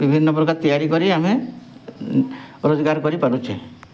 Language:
Odia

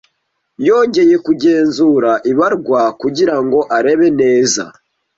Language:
Kinyarwanda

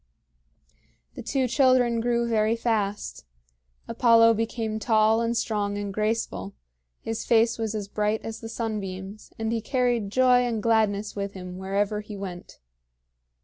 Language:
English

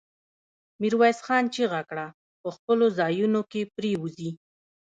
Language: Pashto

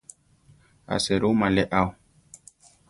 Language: Central Tarahumara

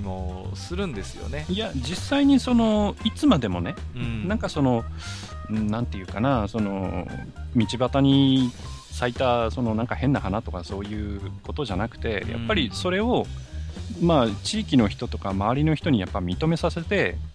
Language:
Japanese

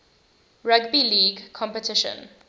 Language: English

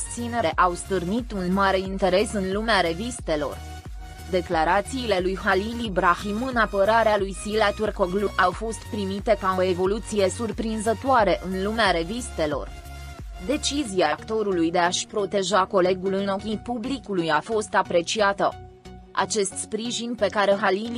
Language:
Romanian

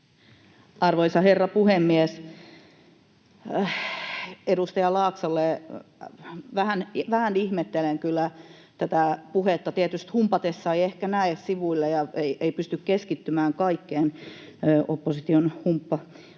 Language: Finnish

